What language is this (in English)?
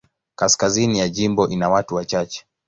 Swahili